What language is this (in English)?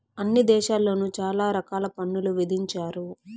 Telugu